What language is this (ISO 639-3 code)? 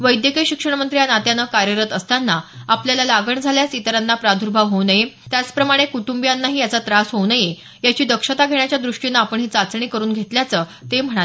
mar